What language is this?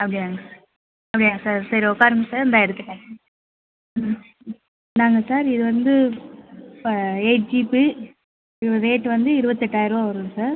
Tamil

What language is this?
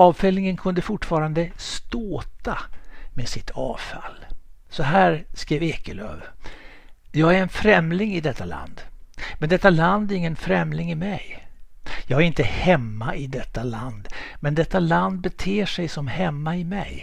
Swedish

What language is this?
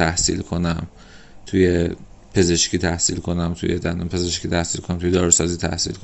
Persian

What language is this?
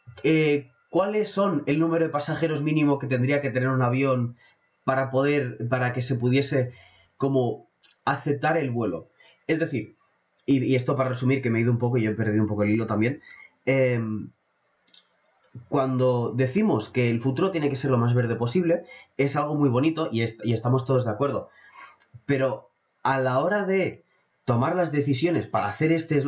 Spanish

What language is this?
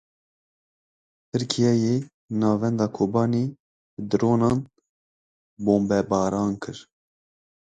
Kurdish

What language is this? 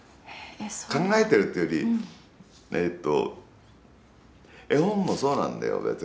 Japanese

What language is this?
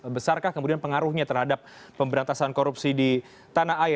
Indonesian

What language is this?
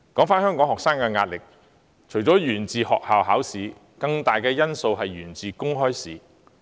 Cantonese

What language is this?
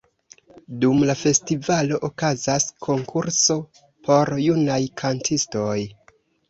Esperanto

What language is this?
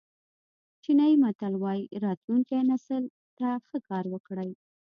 Pashto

